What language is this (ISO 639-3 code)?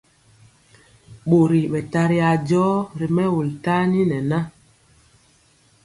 mcx